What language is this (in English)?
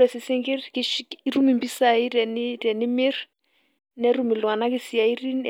Masai